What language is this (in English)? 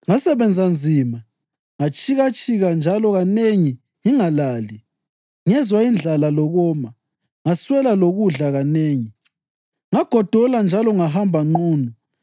North Ndebele